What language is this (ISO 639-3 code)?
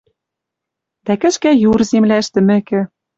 mrj